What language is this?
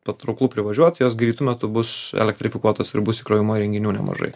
Lithuanian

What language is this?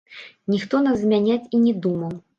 Belarusian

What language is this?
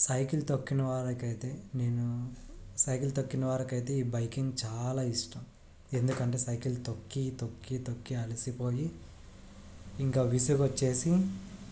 Telugu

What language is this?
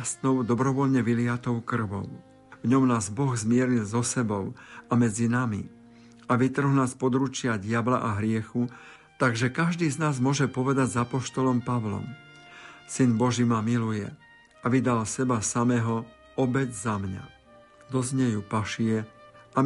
Slovak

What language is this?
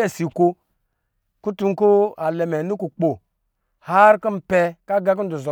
Lijili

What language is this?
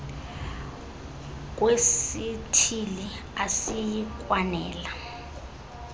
Xhosa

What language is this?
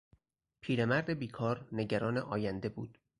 Persian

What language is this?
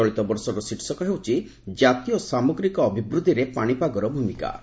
Odia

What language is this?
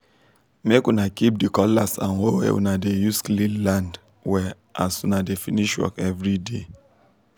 Nigerian Pidgin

